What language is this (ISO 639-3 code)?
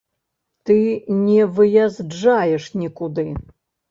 bel